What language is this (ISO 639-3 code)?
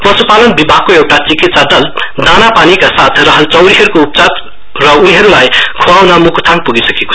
nep